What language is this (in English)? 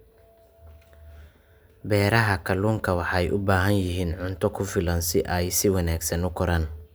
Somali